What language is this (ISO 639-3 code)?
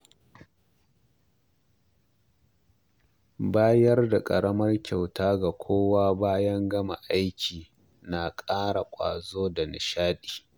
hau